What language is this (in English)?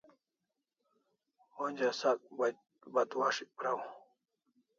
Kalasha